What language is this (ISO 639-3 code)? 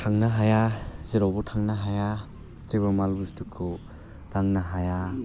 brx